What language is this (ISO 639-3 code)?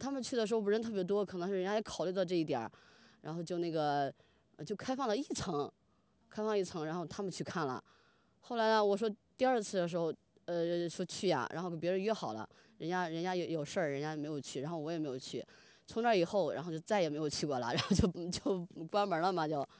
zho